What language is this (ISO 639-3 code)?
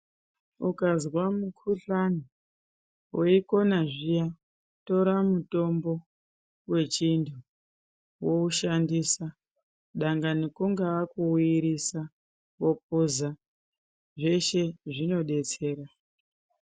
ndc